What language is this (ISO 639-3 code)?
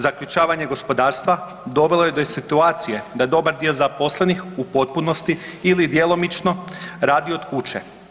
hrv